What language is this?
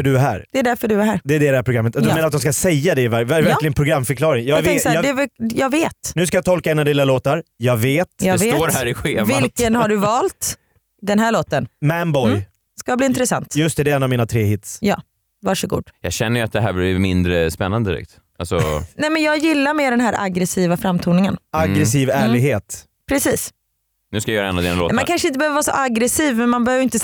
Swedish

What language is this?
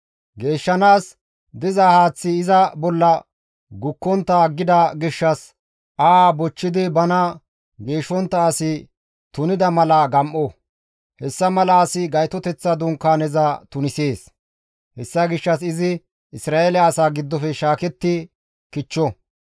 Gamo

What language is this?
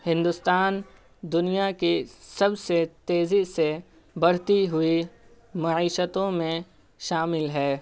Urdu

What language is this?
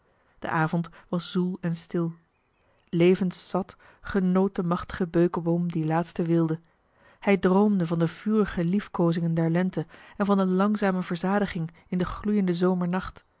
Dutch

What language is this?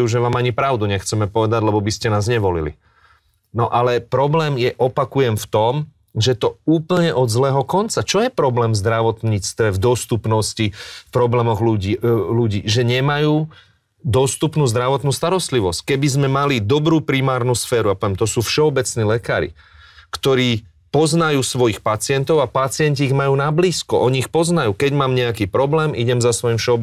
Slovak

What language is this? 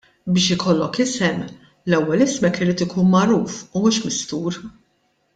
Maltese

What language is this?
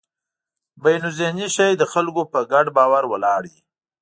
Pashto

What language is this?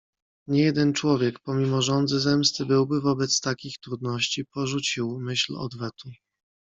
Polish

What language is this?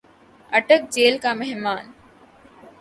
Urdu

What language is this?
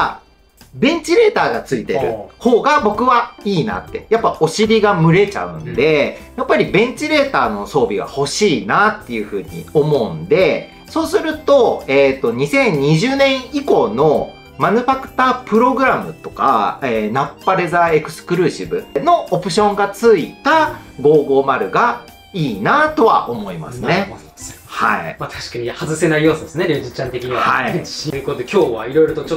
Japanese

